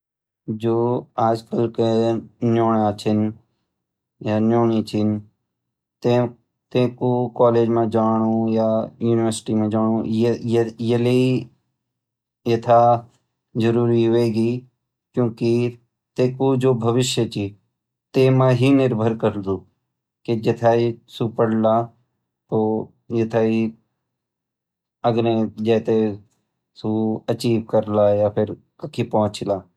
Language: Garhwali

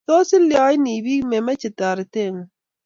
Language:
Kalenjin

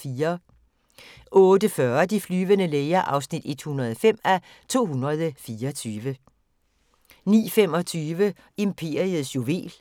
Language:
Danish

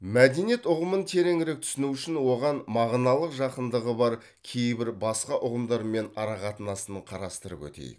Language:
Kazakh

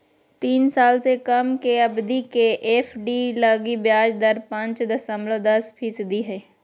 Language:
Magahi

